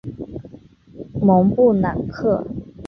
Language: Chinese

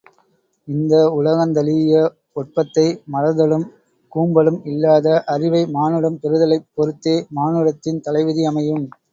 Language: Tamil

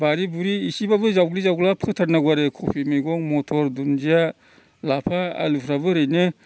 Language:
Bodo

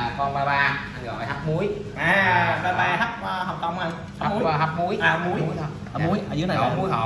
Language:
Vietnamese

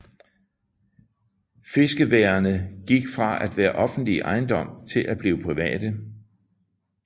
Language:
Danish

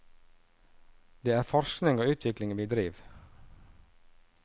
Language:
Norwegian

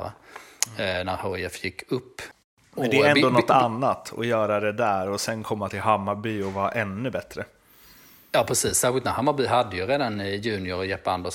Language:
Swedish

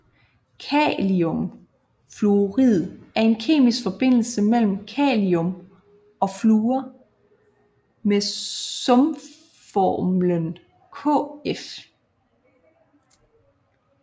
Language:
Danish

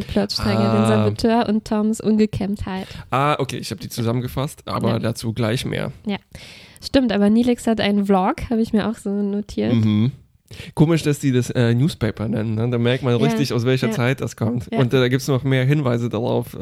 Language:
German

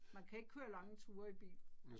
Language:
Danish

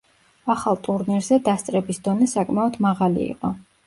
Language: Georgian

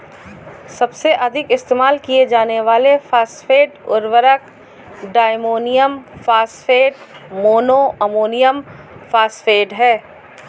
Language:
Hindi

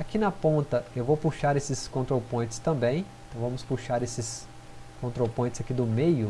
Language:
Portuguese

